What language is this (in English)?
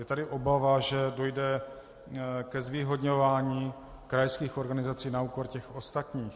Czech